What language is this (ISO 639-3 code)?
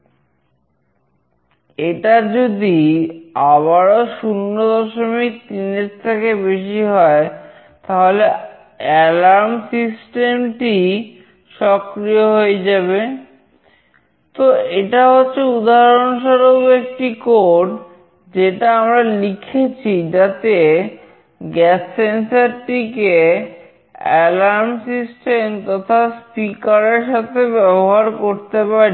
ben